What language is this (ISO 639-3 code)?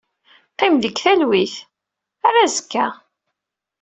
kab